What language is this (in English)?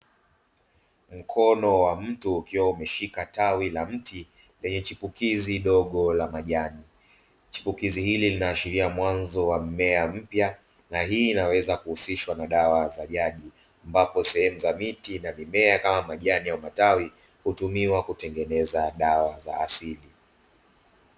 Swahili